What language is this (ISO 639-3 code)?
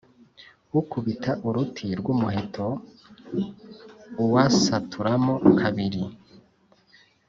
kin